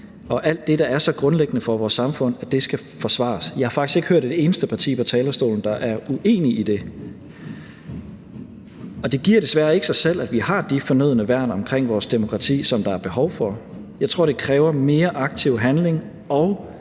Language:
Danish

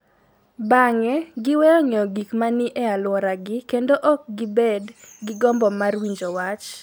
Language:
Luo (Kenya and Tanzania)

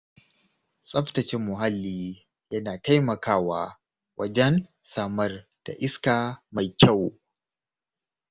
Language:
Hausa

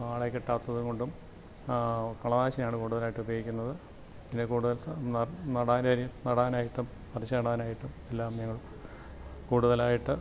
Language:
Malayalam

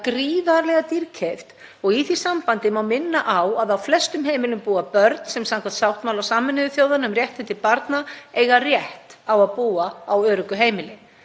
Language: Icelandic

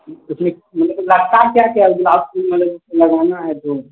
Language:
Maithili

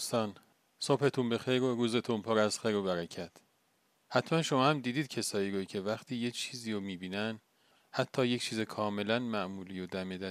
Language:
Persian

